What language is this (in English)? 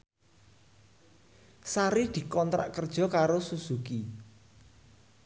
Javanese